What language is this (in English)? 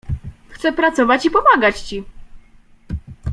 Polish